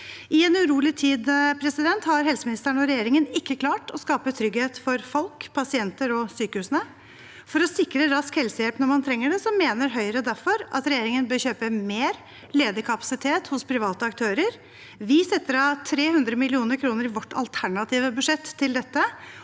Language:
Norwegian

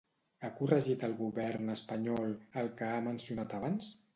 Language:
Catalan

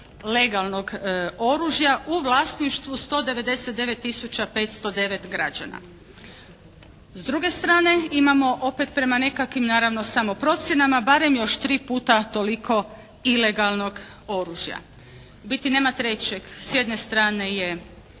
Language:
Croatian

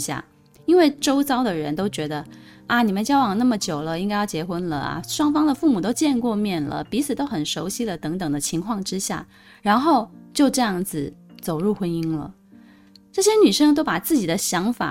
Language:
Chinese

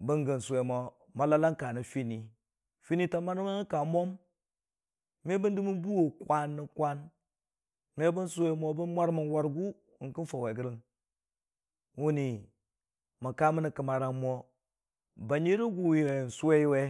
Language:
Dijim-Bwilim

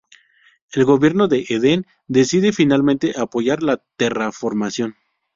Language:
Spanish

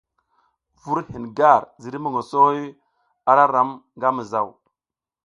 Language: South Giziga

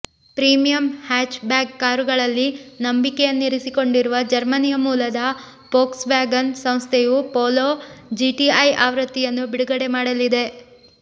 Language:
Kannada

